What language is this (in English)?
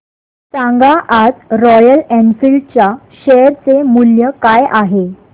Marathi